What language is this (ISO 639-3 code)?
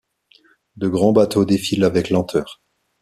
fra